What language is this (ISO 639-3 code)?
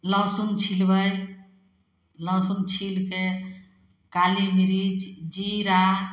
mai